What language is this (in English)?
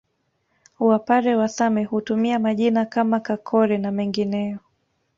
Swahili